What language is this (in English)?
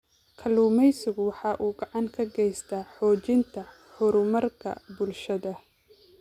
Somali